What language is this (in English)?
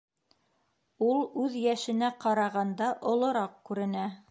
Bashkir